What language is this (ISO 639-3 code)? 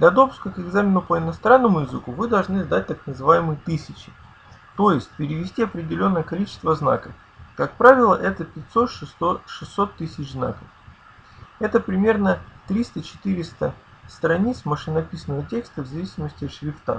rus